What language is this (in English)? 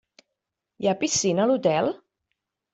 Catalan